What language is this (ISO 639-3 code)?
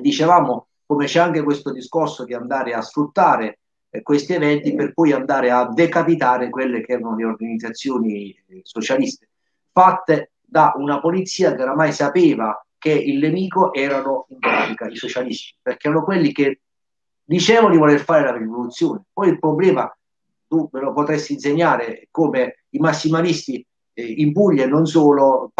ita